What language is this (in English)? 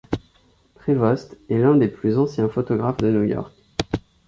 French